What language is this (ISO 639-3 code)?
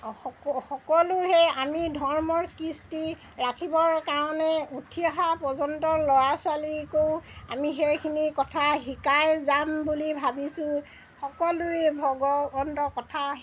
asm